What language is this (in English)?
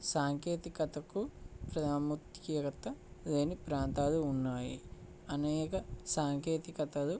Telugu